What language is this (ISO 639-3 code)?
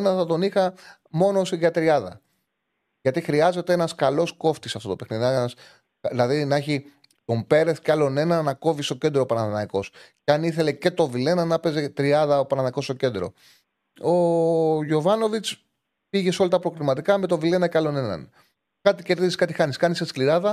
ell